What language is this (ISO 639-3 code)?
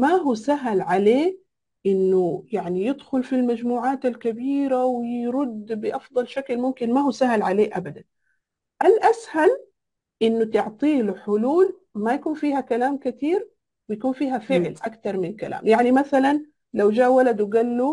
ara